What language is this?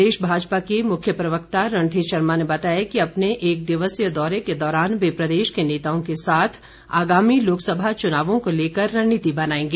Hindi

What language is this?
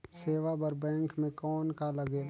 Chhattisgarhi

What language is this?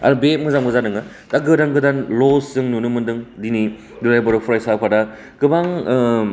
Bodo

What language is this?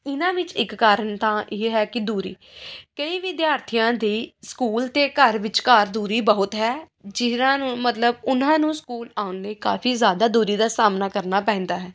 Punjabi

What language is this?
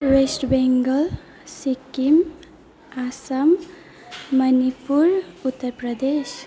Nepali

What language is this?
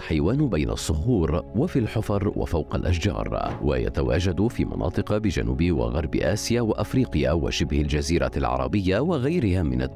Arabic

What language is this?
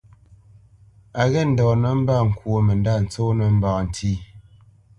Bamenyam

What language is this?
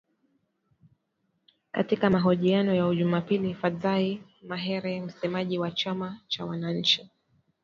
Swahili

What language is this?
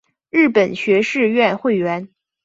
Chinese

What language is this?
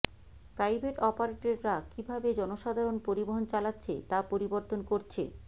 Bangla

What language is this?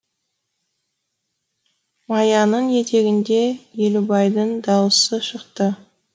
Kazakh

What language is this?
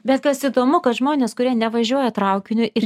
Lithuanian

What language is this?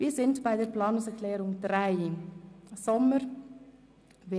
Swiss German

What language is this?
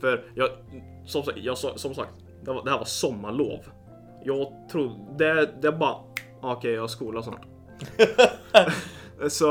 Swedish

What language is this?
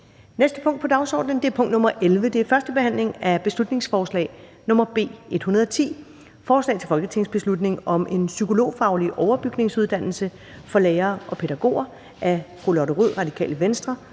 Danish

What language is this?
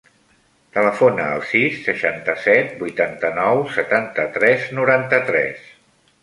Catalan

